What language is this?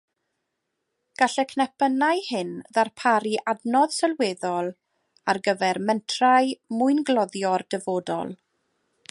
Welsh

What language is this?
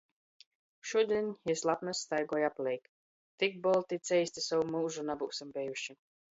Latgalian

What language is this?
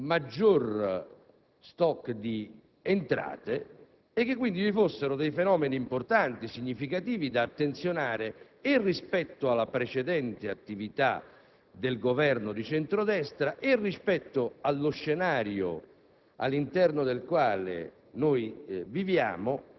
Italian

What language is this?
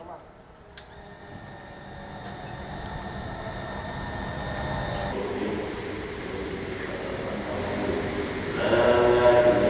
Indonesian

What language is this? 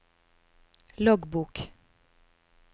Norwegian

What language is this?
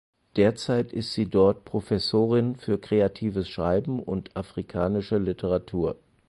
German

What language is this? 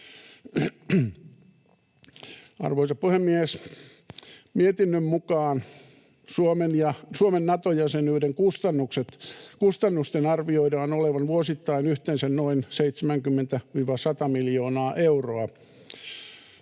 Finnish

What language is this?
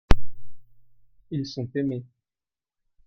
French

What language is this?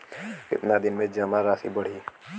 Bhojpuri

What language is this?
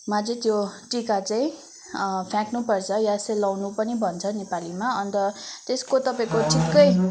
Nepali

